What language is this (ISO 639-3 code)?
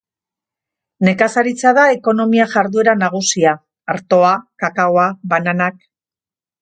eus